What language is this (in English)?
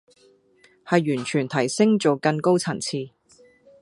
Cantonese